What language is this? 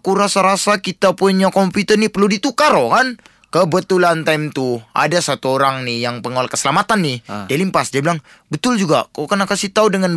Malay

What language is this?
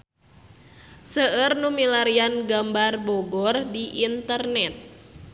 Sundanese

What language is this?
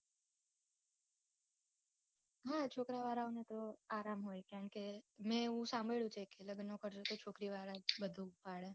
Gujarati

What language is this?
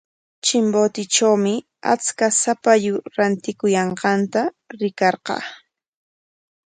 Corongo Ancash Quechua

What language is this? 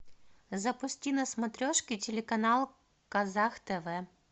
Russian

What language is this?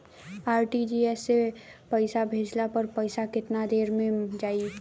Bhojpuri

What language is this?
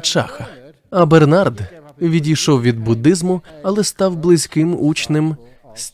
Ukrainian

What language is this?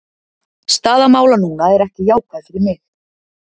Icelandic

